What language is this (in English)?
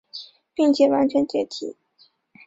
Chinese